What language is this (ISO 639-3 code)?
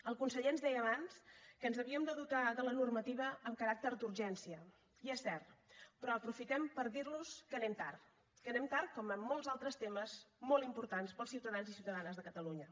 cat